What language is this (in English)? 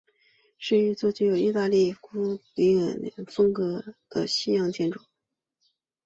Chinese